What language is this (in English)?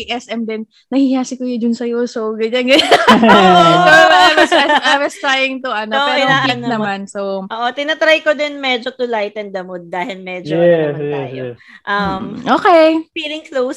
Filipino